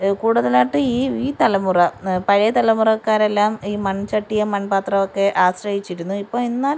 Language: Malayalam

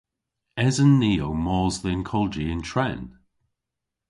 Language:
Cornish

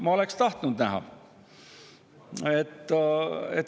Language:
Estonian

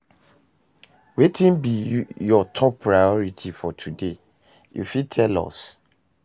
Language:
Nigerian Pidgin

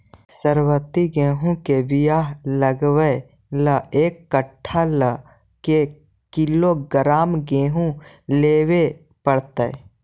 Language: Magahi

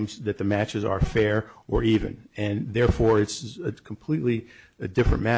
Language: English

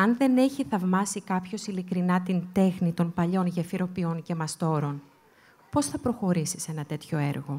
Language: Greek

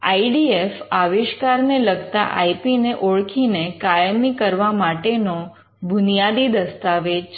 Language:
Gujarati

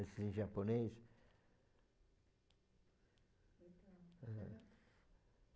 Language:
Portuguese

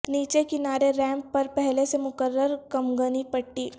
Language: Urdu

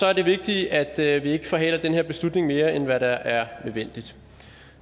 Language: Danish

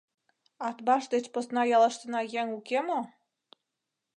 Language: Mari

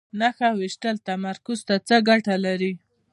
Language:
Pashto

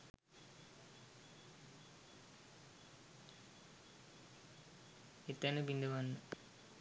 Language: Sinhala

